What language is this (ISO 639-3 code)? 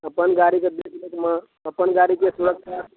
mai